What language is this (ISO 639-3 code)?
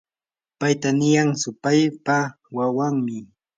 qur